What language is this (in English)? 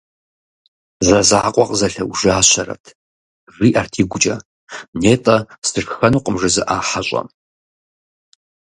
Kabardian